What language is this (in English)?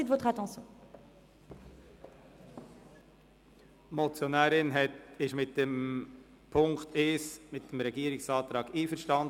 Swiss German